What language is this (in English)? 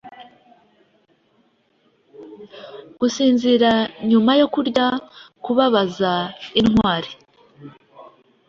Kinyarwanda